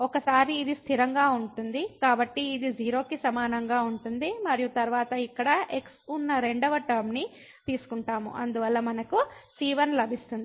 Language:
Telugu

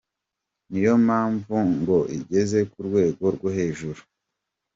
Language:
Kinyarwanda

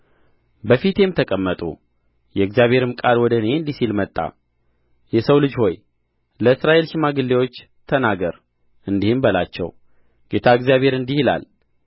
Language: Amharic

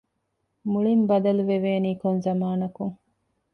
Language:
Divehi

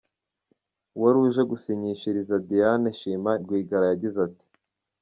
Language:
Kinyarwanda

